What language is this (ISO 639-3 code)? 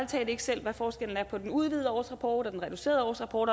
dan